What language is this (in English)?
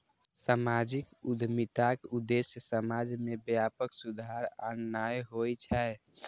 Maithili